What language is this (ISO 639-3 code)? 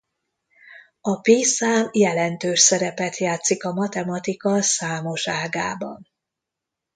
hun